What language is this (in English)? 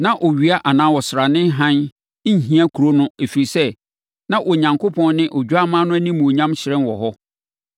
Akan